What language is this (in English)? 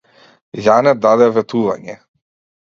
Macedonian